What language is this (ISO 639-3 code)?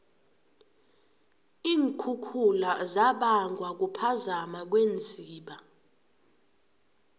nbl